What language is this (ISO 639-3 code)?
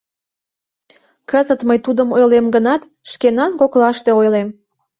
chm